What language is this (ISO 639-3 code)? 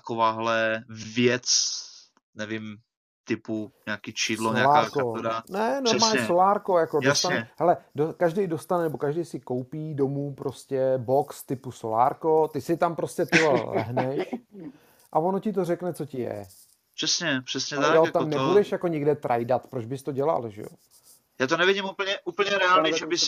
ces